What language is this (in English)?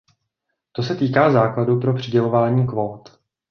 Czech